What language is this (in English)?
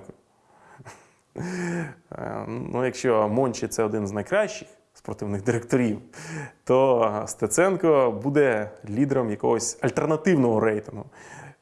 Ukrainian